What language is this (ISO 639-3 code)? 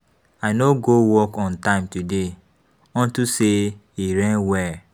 pcm